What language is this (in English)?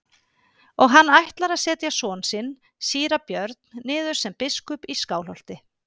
Icelandic